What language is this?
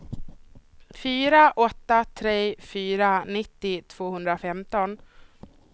Swedish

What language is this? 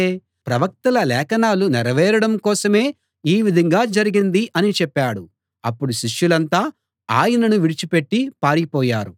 Telugu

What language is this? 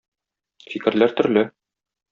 Tatar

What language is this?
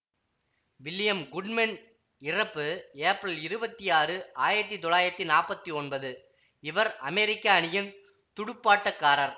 Tamil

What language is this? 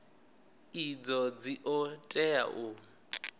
Venda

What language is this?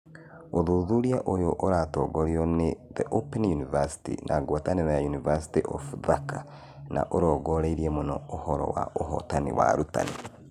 Kikuyu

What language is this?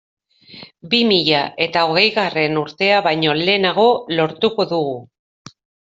Basque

